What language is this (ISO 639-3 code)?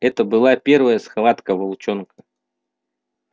rus